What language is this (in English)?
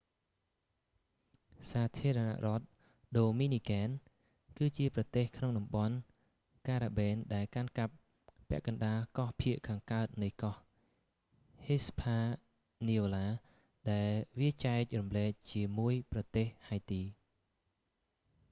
Khmer